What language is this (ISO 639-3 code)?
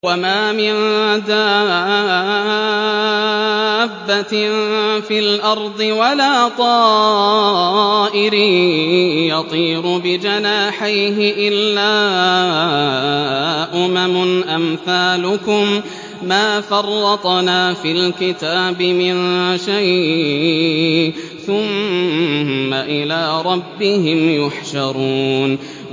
ara